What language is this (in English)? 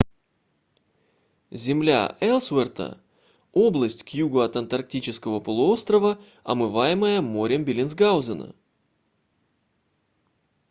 Russian